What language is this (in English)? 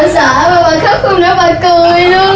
Vietnamese